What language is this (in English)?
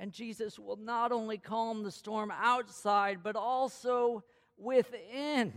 English